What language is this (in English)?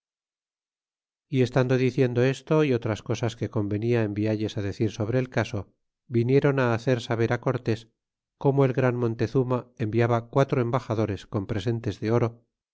Spanish